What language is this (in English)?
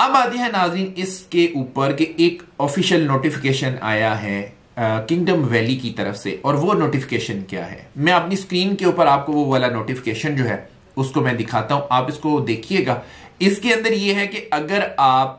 Hindi